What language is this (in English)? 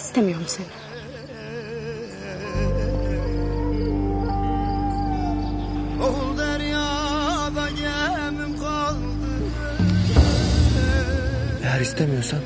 Turkish